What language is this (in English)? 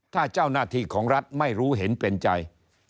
Thai